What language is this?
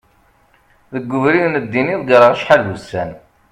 Kabyle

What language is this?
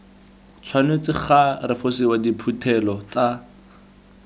Tswana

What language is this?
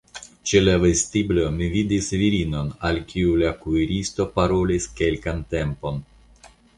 Esperanto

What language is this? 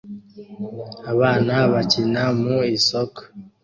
Kinyarwanda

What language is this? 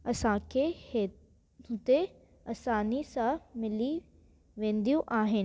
Sindhi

